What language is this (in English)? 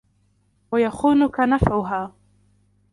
Arabic